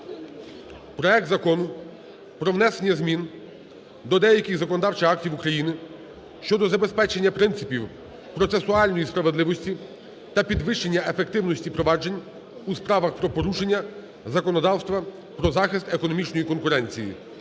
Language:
Ukrainian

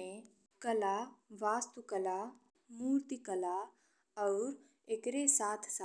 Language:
Bhojpuri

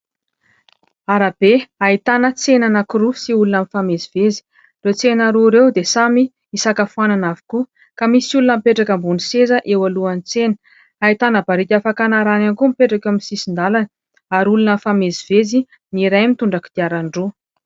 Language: Malagasy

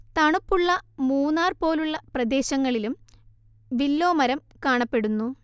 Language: Malayalam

